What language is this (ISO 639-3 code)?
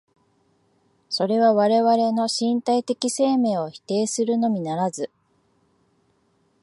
jpn